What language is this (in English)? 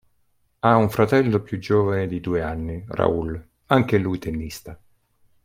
Italian